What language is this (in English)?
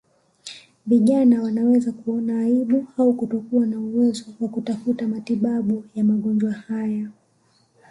Swahili